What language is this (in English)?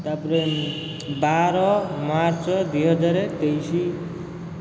Odia